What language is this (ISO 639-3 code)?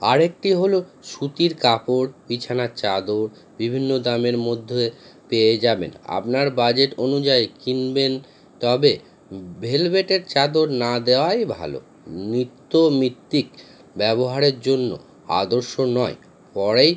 ben